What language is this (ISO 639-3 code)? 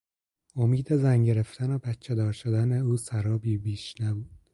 fas